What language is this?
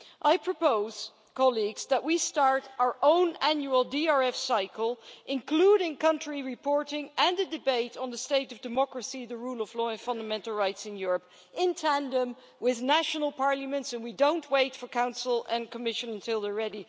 English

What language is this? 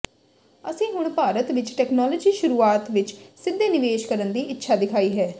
Punjabi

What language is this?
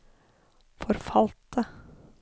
Norwegian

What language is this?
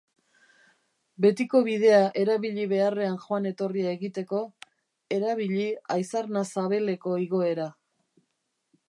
Basque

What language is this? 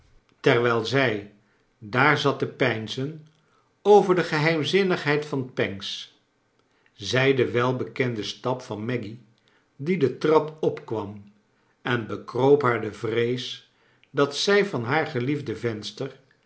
Dutch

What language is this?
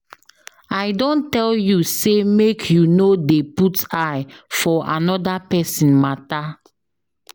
Nigerian Pidgin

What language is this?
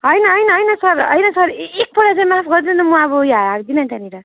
Nepali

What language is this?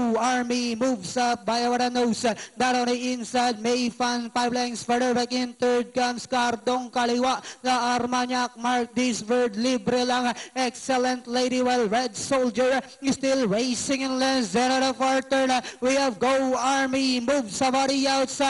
English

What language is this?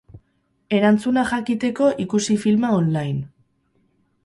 Basque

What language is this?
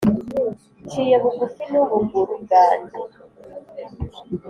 Kinyarwanda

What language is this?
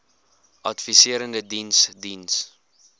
Afrikaans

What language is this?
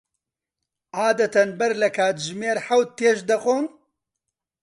Central Kurdish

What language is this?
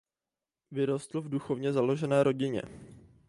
Czech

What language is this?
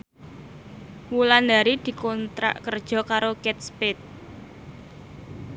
Javanese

